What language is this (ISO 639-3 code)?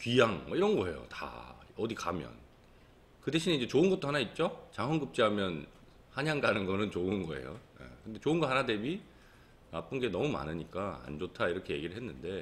kor